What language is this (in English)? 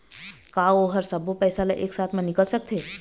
Chhattisgarhi